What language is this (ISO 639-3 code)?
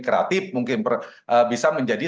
ind